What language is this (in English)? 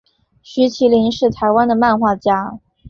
Chinese